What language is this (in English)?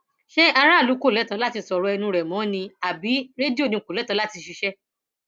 Yoruba